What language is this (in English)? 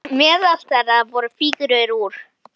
Icelandic